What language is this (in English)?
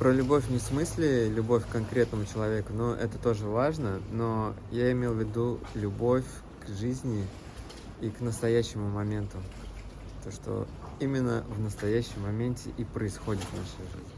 Russian